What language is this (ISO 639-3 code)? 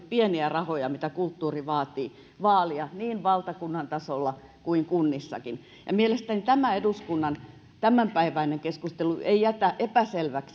fin